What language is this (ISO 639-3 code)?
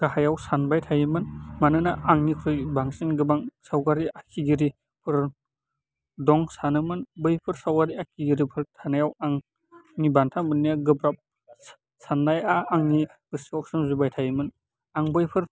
brx